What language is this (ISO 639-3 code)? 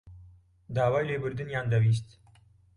ckb